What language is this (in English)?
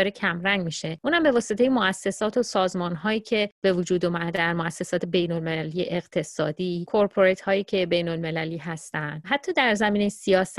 Persian